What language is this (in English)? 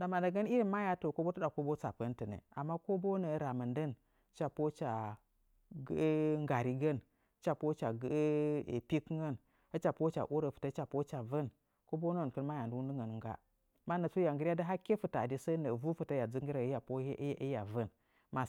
Nzanyi